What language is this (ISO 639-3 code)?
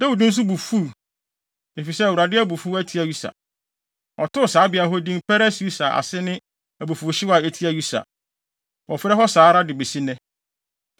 aka